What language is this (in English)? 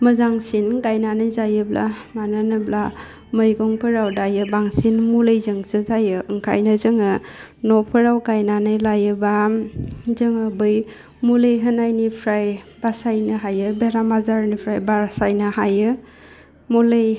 Bodo